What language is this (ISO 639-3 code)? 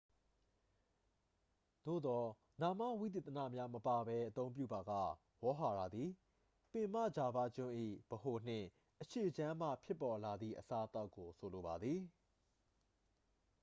mya